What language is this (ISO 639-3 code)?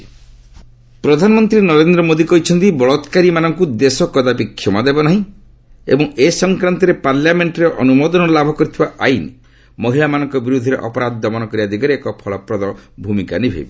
ori